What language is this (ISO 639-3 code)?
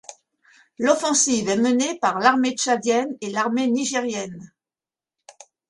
fra